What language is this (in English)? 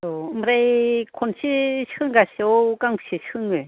Bodo